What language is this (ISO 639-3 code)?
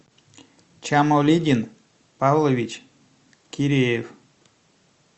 rus